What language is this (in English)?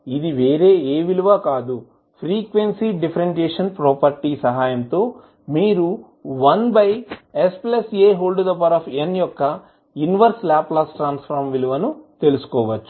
Telugu